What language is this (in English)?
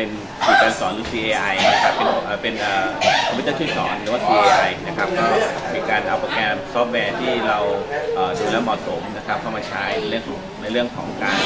Thai